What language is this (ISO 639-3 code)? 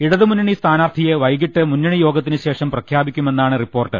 mal